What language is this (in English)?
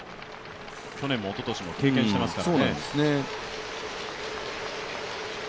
Japanese